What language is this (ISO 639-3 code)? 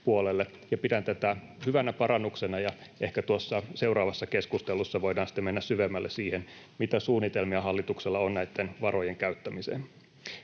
fin